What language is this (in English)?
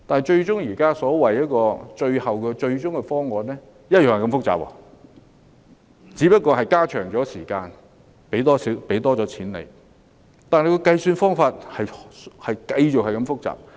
Cantonese